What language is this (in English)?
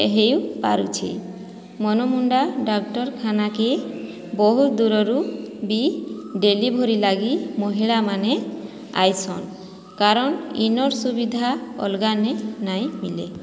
Odia